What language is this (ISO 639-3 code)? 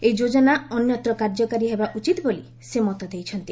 ori